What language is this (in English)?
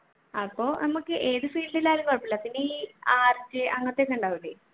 Malayalam